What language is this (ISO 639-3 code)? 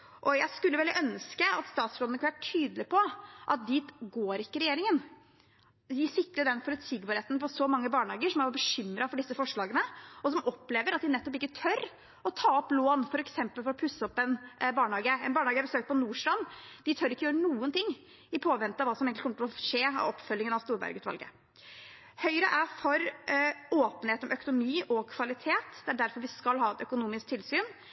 nob